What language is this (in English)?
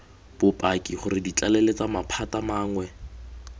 Tswana